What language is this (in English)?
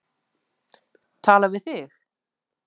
Icelandic